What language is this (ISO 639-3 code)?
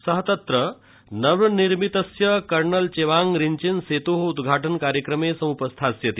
san